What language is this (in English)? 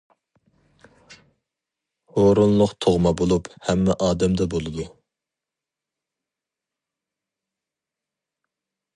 Uyghur